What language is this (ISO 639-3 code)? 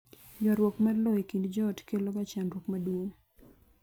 luo